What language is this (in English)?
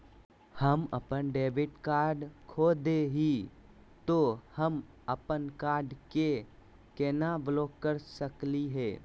Magahi